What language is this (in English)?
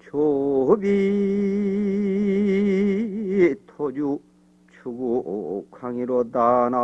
Korean